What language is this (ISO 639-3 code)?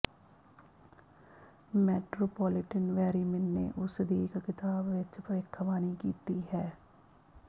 pan